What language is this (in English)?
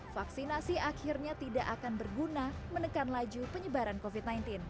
Indonesian